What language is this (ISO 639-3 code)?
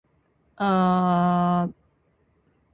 jpn